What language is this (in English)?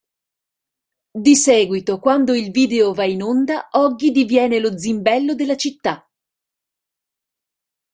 Italian